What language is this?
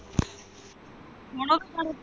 Punjabi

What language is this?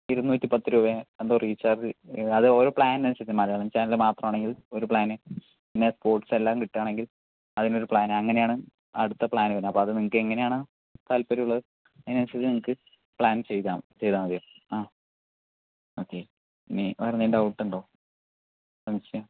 Malayalam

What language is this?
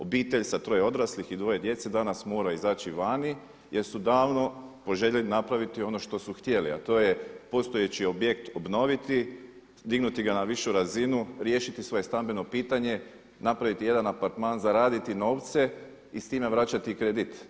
Croatian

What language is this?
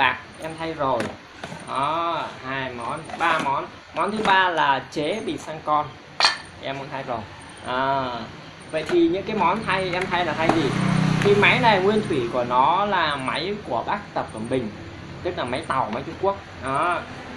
Vietnamese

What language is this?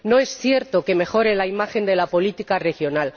Spanish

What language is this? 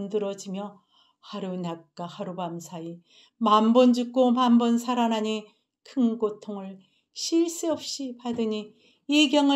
Korean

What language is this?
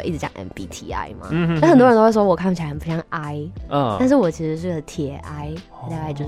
Chinese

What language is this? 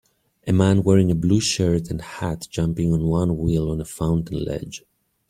English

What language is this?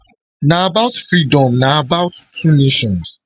Nigerian Pidgin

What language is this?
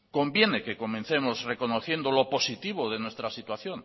Spanish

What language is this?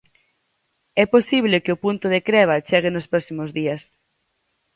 Galician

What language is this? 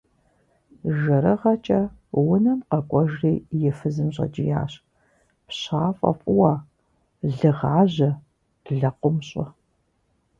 Kabardian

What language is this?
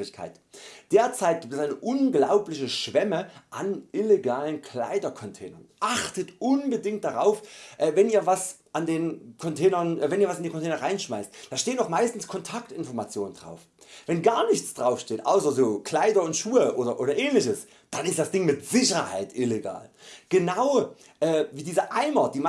German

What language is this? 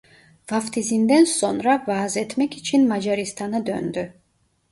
Turkish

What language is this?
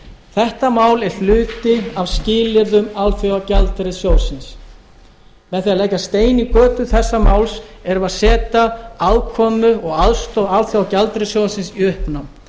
Icelandic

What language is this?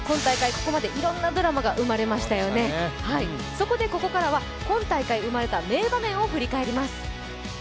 Japanese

